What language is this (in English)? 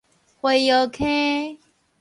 Min Nan Chinese